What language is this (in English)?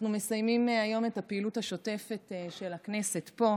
Hebrew